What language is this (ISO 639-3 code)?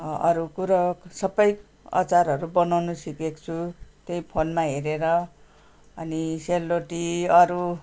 nep